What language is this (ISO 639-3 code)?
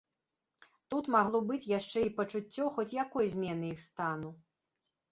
bel